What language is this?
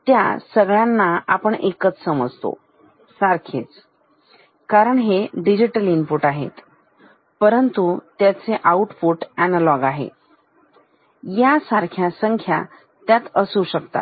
Marathi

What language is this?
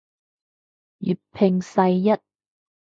Cantonese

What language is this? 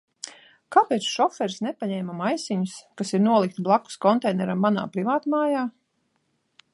Latvian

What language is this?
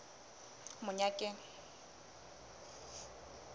Southern Sotho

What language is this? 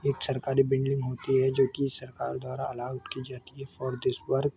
Hindi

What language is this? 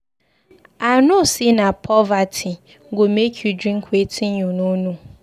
Nigerian Pidgin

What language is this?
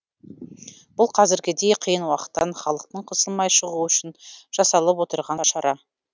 Kazakh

